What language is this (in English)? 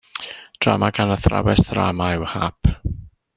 Welsh